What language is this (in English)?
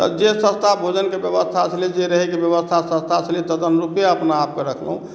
Maithili